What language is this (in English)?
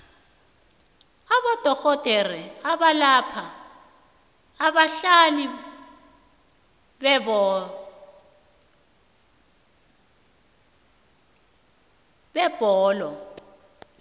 South Ndebele